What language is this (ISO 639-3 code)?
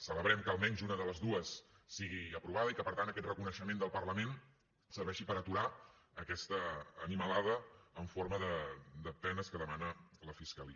cat